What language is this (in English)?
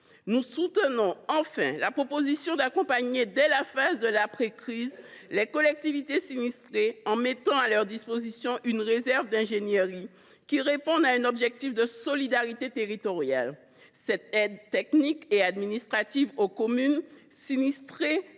French